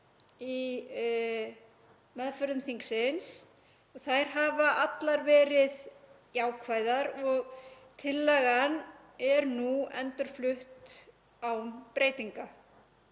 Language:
Icelandic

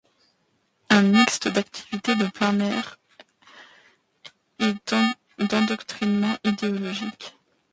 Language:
French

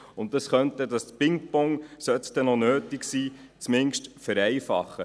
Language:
Swiss German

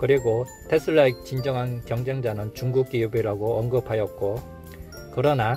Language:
Korean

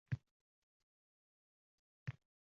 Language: Uzbek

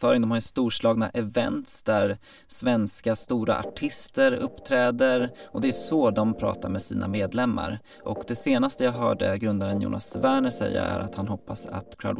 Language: Swedish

